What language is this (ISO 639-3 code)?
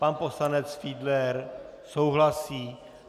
ces